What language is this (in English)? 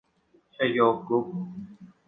Thai